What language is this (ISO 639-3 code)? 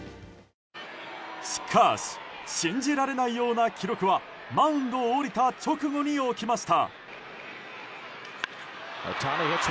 jpn